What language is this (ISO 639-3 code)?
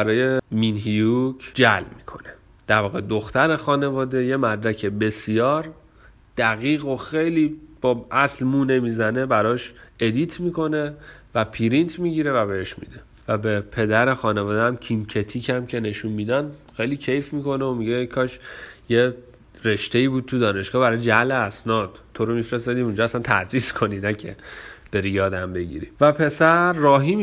fas